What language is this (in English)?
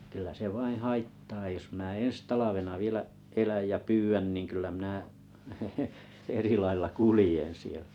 Finnish